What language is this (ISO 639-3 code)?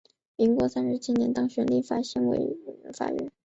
zho